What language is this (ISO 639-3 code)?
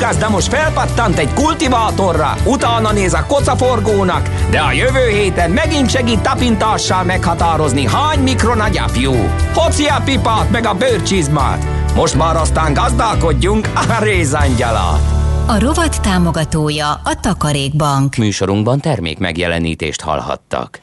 hun